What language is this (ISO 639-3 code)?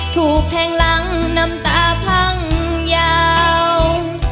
tha